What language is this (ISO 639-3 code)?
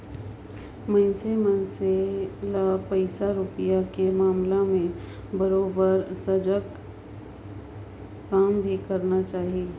hne